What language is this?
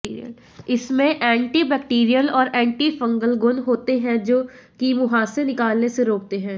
Hindi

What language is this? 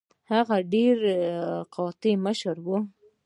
Pashto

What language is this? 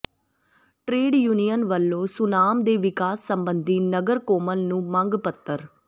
Punjabi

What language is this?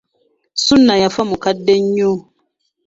Ganda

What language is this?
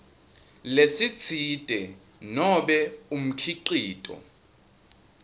Swati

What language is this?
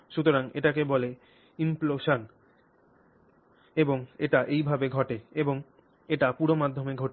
Bangla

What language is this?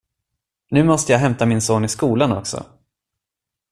Swedish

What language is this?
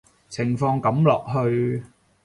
Cantonese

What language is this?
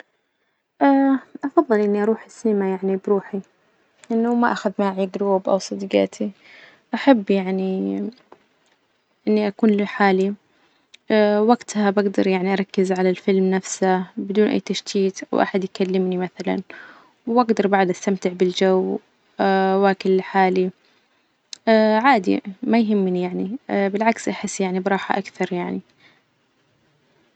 Najdi Arabic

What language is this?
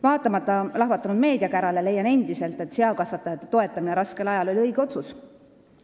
Estonian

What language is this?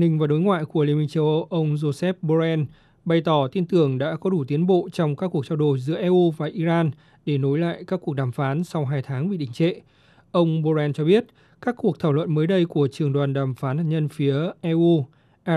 Vietnamese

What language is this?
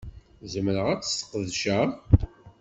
Kabyle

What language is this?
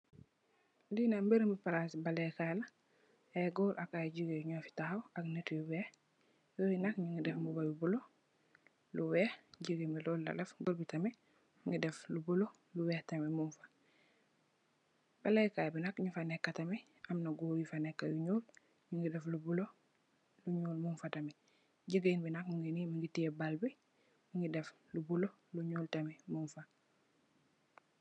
Wolof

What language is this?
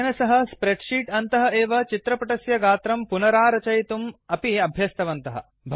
Sanskrit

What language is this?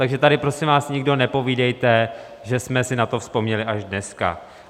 Czech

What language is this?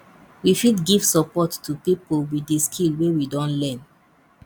Nigerian Pidgin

